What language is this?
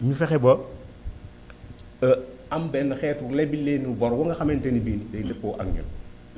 Wolof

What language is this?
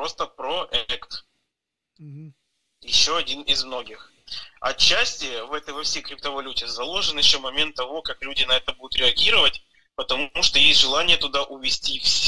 Russian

